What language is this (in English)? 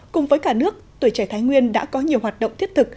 Vietnamese